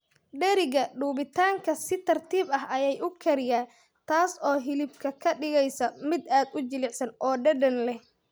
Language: Somali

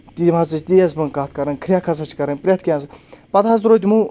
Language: Kashmiri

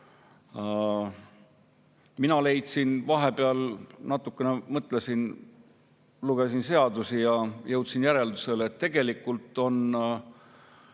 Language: Estonian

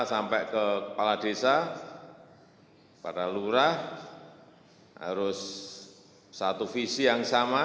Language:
Indonesian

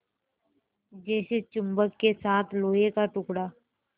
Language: Hindi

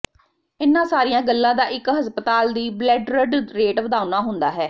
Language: Punjabi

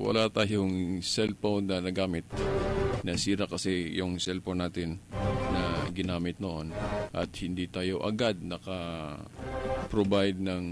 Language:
Filipino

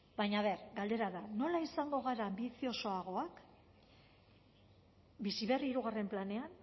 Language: Basque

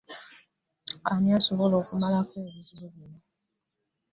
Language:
Ganda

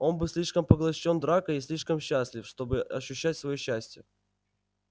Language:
Russian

